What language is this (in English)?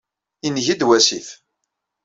Kabyle